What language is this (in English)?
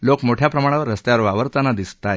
Marathi